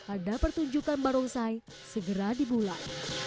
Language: Indonesian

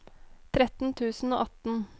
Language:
Norwegian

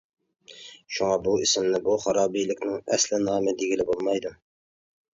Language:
Uyghur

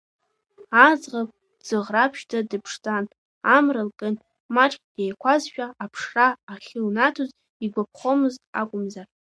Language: Abkhazian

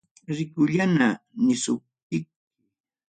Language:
Ayacucho Quechua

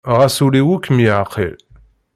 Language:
Kabyle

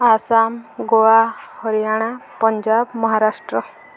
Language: Odia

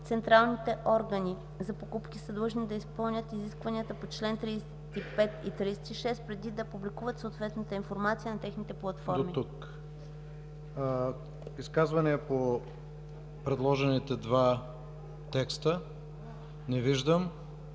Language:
Bulgarian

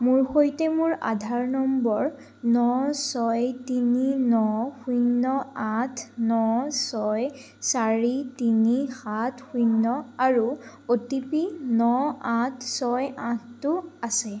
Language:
Assamese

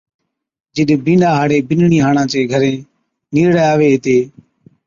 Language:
Od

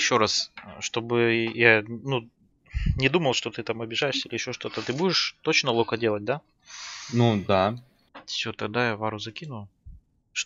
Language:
Russian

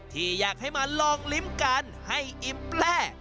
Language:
Thai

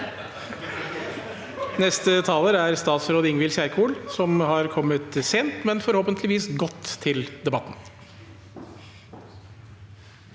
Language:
Norwegian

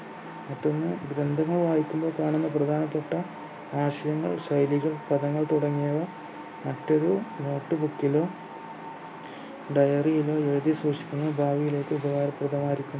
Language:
Malayalam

